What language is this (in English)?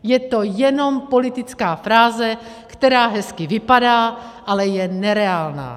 Czech